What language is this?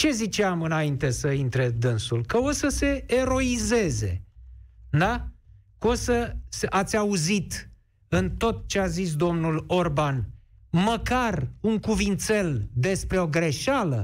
Romanian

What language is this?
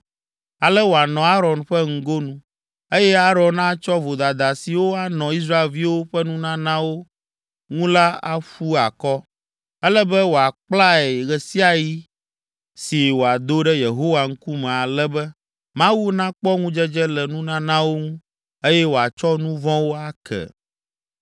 Ewe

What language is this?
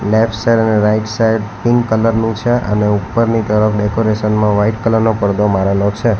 Gujarati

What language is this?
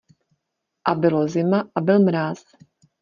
Czech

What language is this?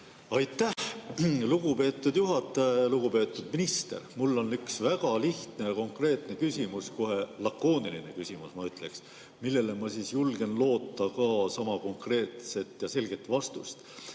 Estonian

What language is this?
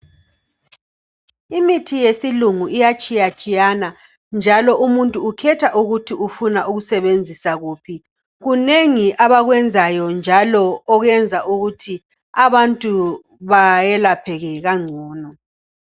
North Ndebele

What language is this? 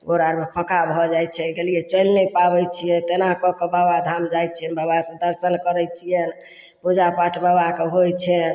Maithili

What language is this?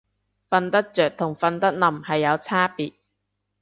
Cantonese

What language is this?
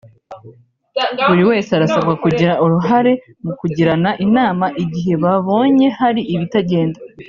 Kinyarwanda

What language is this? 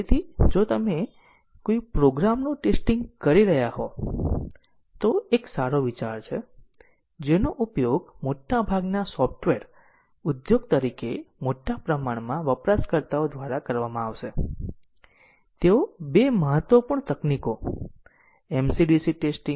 Gujarati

